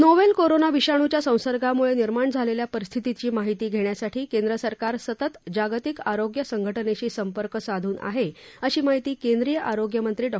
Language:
Marathi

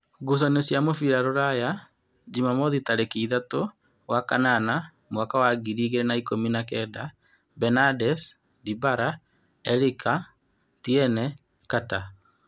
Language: Kikuyu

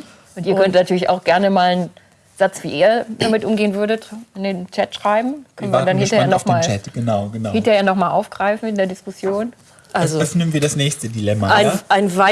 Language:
German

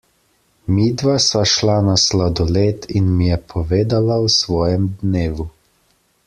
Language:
Slovenian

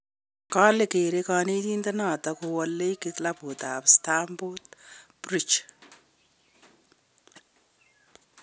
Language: Kalenjin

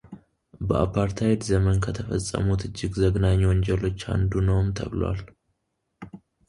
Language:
Amharic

